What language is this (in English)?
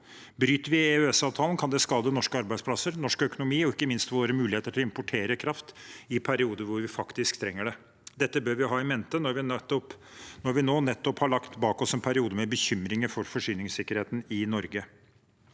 Norwegian